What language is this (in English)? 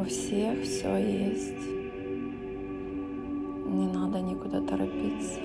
Russian